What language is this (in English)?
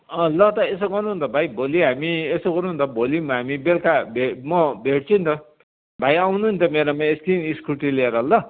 Nepali